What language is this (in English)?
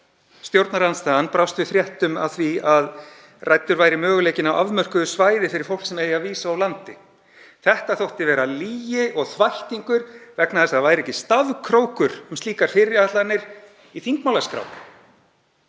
Icelandic